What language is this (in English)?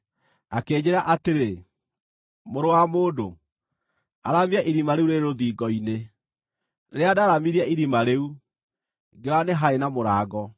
Kikuyu